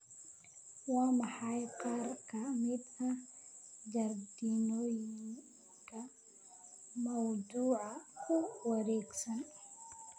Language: Somali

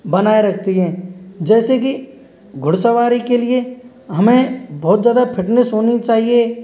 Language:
Hindi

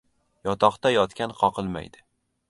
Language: Uzbek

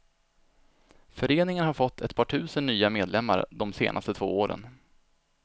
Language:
Swedish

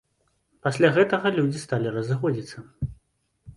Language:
Belarusian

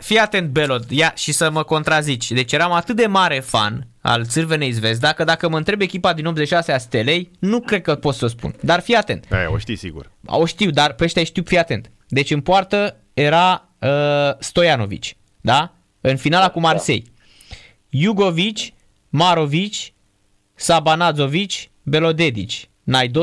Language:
Romanian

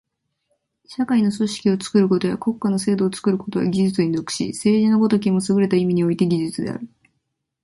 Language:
Japanese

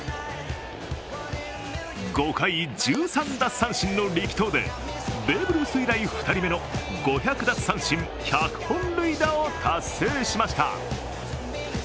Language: Japanese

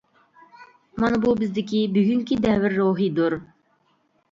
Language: Uyghur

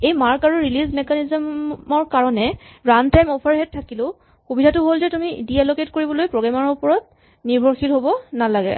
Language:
Assamese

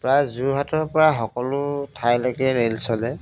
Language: Assamese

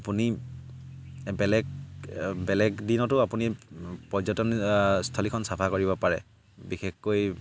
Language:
Assamese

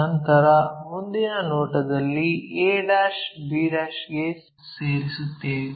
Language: Kannada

